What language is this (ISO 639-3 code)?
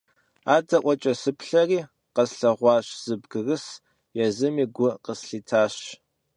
kbd